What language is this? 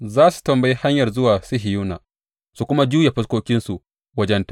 Hausa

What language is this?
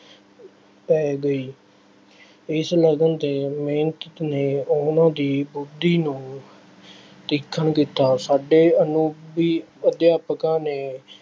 Punjabi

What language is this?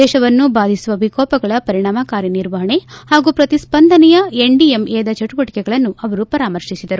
Kannada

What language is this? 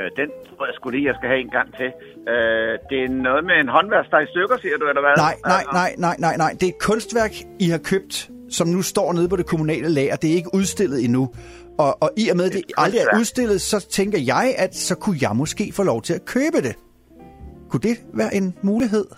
Danish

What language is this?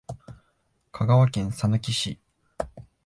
Japanese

